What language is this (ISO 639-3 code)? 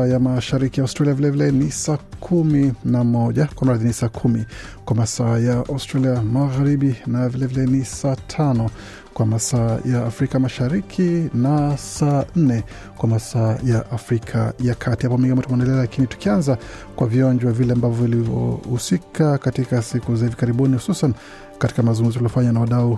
swa